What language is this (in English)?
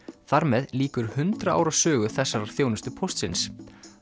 Icelandic